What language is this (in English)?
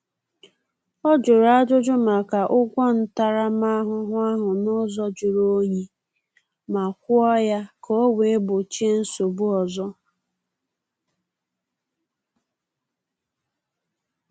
Igbo